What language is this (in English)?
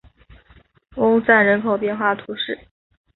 Chinese